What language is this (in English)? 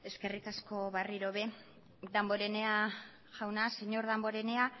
Basque